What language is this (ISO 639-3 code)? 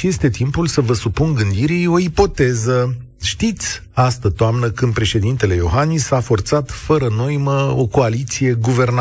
ron